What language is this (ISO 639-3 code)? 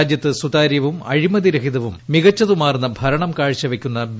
mal